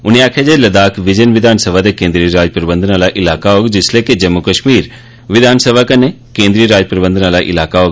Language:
Dogri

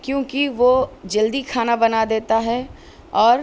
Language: Urdu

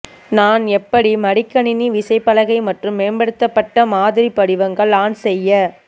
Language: Tamil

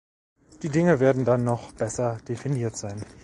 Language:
German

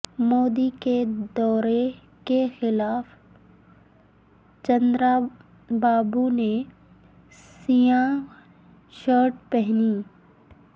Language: Urdu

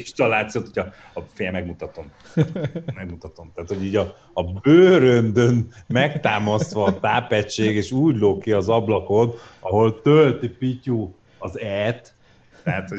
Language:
Hungarian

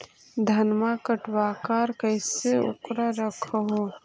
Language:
Magahi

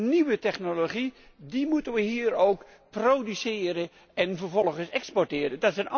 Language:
Dutch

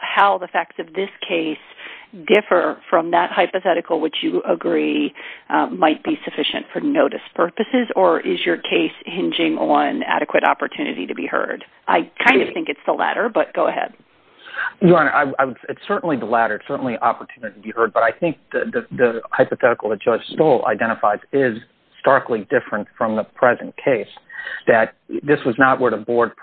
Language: English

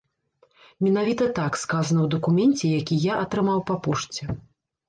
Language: Belarusian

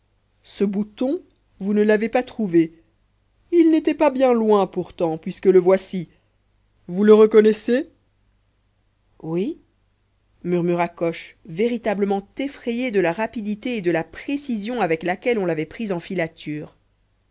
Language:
French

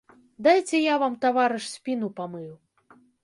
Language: Belarusian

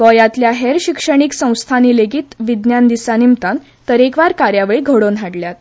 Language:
Konkani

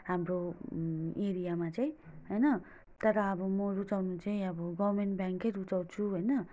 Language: Nepali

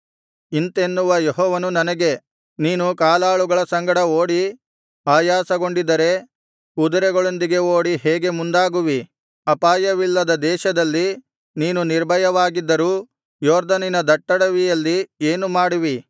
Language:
Kannada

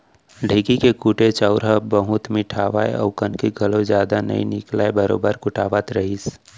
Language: Chhattisgarhi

